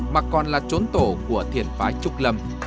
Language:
Vietnamese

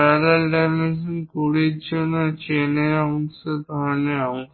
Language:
Bangla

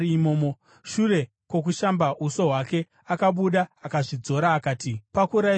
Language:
Shona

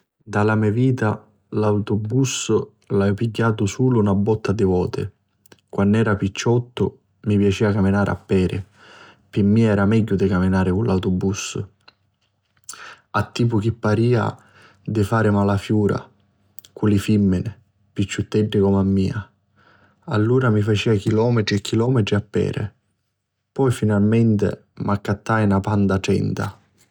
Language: Sicilian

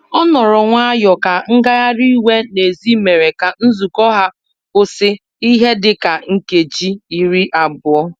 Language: Igbo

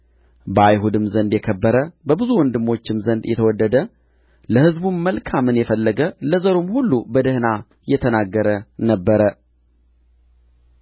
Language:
Amharic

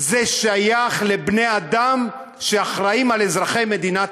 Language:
Hebrew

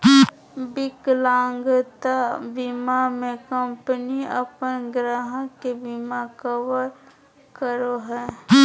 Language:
Magahi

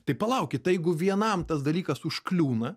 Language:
Lithuanian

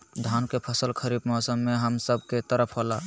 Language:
Magahi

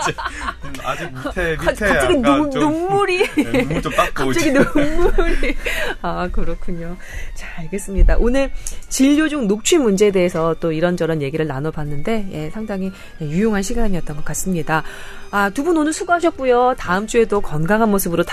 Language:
Korean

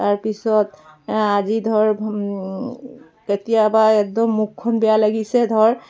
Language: Assamese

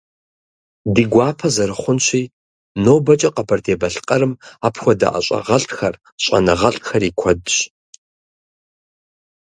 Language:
Kabardian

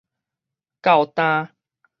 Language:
Min Nan Chinese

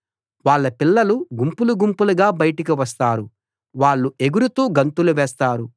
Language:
Telugu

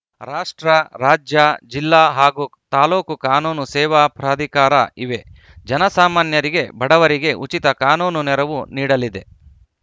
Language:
Kannada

